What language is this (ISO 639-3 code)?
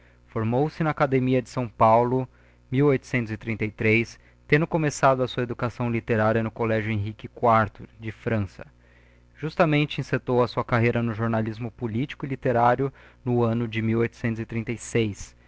por